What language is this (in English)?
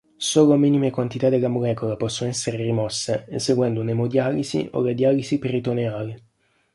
Italian